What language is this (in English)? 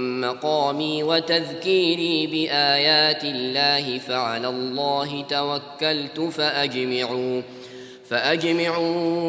Arabic